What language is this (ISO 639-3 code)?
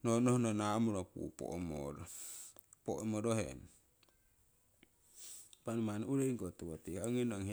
siw